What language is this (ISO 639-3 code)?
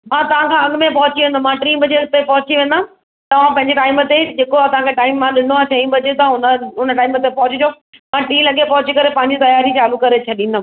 snd